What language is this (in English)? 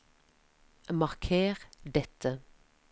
Norwegian